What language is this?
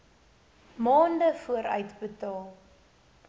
Afrikaans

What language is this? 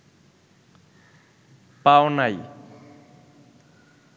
Bangla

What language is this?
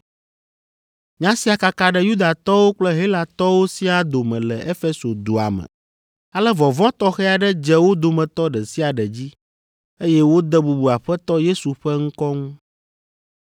Ewe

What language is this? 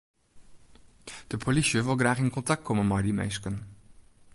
Western Frisian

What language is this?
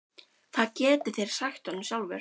Icelandic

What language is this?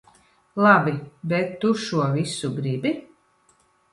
Latvian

